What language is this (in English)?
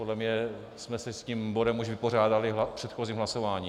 Czech